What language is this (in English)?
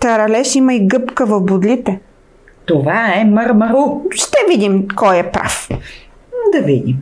Bulgarian